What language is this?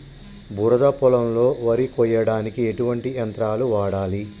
Telugu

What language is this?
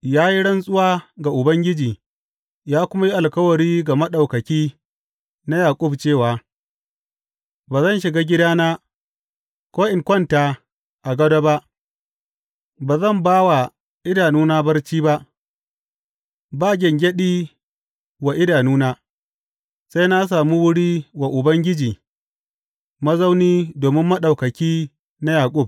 Hausa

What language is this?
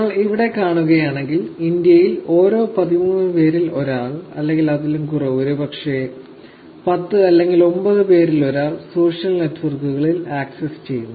Malayalam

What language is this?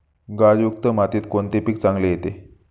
Marathi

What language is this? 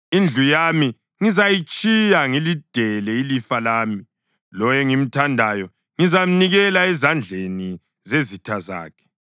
North Ndebele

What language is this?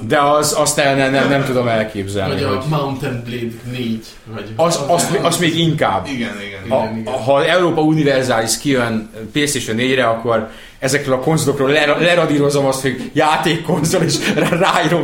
Hungarian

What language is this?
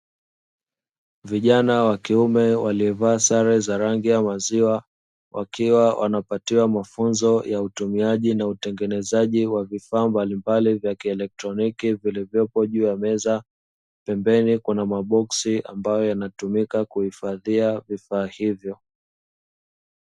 Swahili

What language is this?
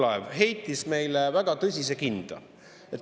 Estonian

